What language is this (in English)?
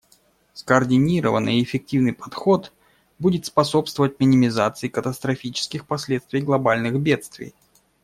Russian